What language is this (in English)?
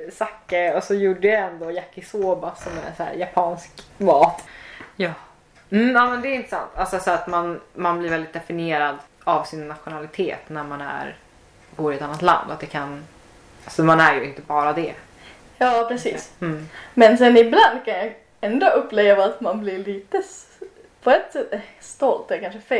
Swedish